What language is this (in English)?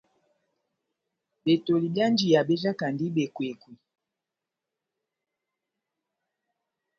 Batanga